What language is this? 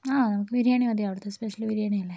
Malayalam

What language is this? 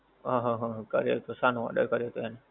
Gujarati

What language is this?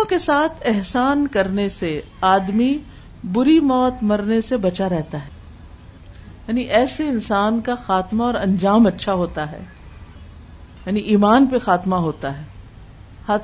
Urdu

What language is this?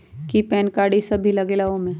Magahi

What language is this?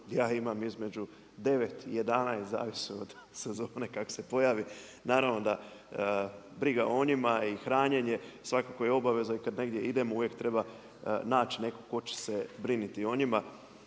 Croatian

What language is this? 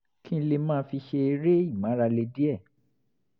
Yoruba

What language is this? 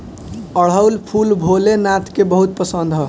Bhojpuri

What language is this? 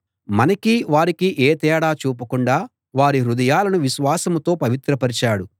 Telugu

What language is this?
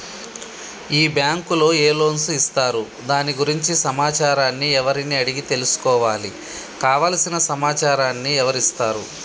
Telugu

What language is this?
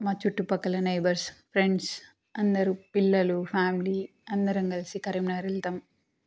Telugu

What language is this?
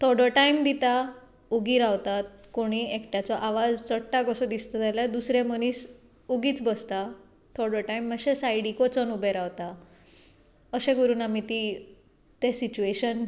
Konkani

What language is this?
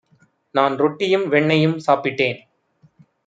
Tamil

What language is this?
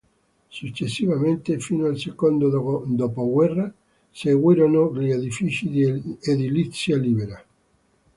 Italian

